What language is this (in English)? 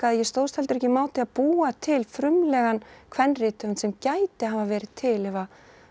Icelandic